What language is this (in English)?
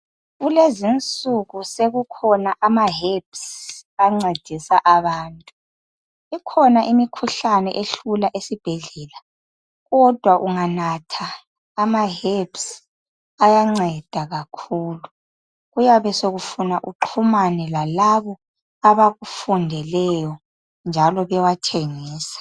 North Ndebele